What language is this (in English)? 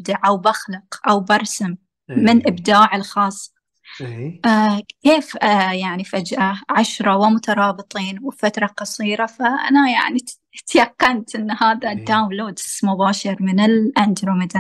Arabic